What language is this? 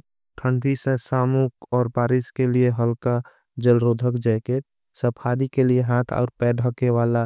Angika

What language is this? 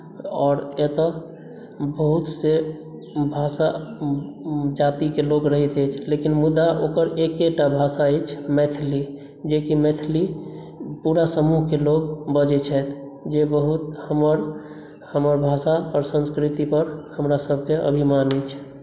Maithili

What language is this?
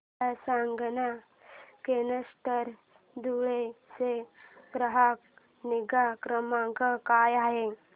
Marathi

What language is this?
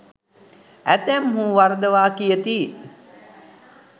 Sinhala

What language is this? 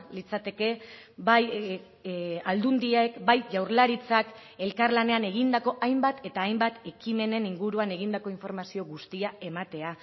Basque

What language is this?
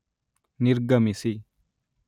Kannada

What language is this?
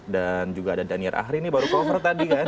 Indonesian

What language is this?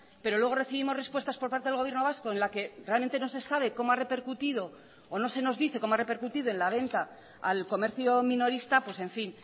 Spanish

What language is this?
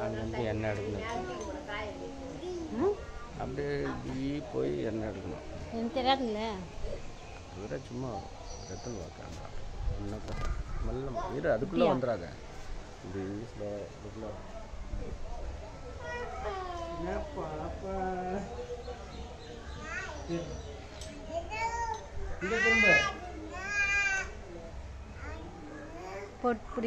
Romanian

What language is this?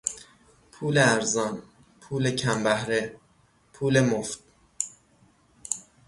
Persian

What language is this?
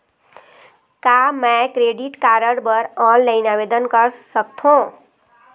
Chhattisgarhi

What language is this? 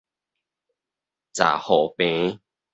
Min Nan Chinese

